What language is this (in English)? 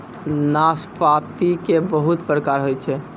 Maithili